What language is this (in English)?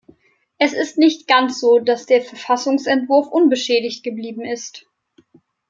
German